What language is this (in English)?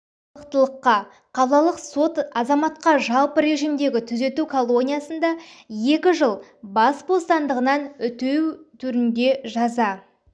Kazakh